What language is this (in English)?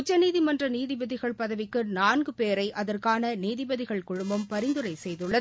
Tamil